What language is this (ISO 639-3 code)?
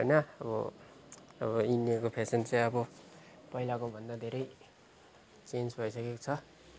nep